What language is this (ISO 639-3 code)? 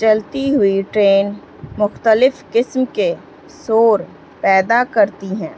urd